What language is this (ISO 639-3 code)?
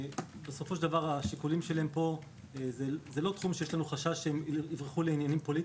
heb